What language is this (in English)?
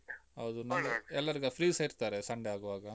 Kannada